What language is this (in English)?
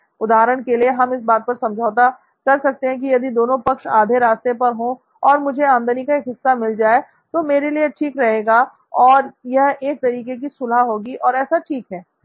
Hindi